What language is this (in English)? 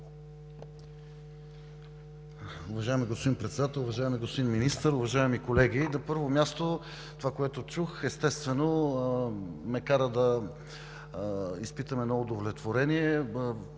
Bulgarian